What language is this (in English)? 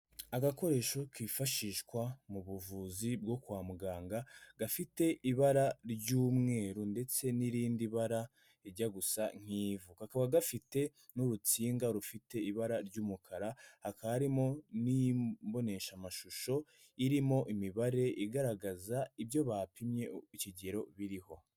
Kinyarwanda